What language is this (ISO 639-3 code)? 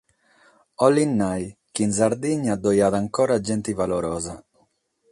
srd